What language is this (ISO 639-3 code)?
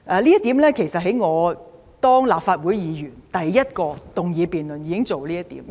yue